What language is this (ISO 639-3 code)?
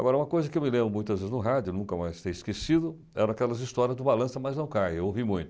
por